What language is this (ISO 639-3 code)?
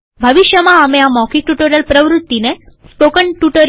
guj